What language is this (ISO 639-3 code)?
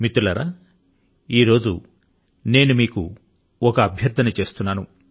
tel